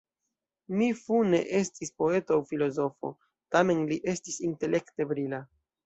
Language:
Esperanto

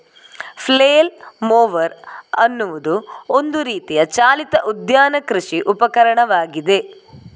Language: Kannada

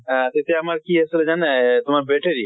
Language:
Assamese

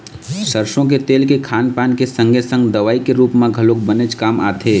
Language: Chhattisgarhi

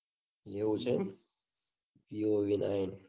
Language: Gujarati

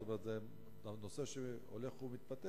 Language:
Hebrew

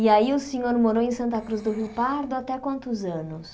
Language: Portuguese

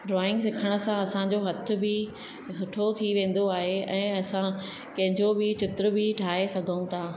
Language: Sindhi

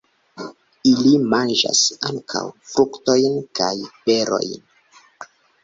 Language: Esperanto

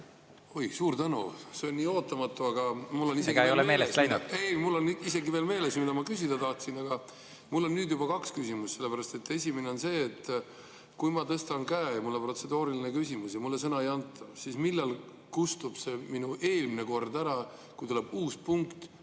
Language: Estonian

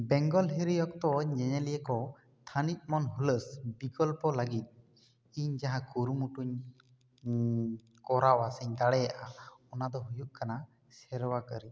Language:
Santali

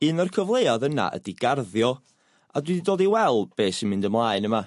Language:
Welsh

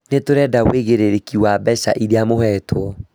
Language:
Kikuyu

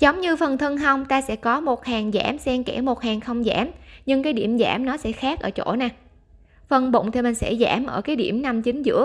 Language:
Vietnamese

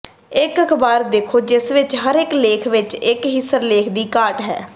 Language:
Punjabi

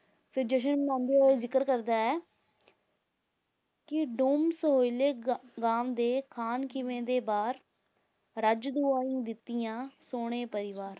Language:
Punjabi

